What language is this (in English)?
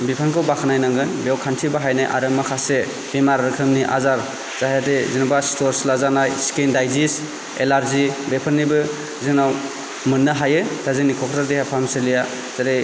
Bodo